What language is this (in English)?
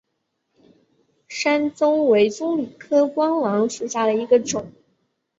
Chinese